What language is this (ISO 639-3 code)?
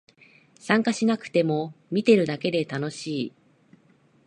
jpn